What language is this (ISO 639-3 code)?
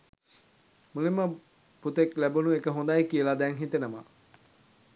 sin